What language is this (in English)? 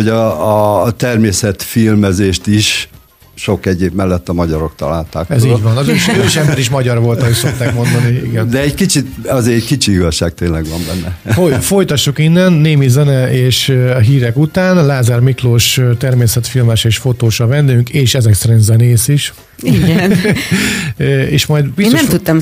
Hungarian